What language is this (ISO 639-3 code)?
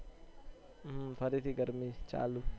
guj